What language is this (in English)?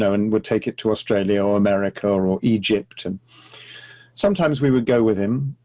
English